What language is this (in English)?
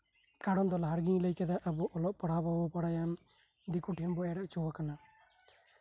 Santali